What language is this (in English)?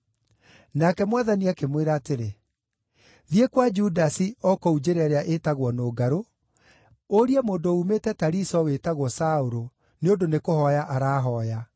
Kikuyu